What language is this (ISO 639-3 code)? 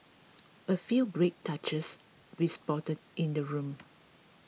eng